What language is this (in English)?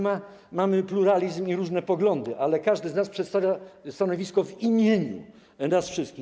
Polish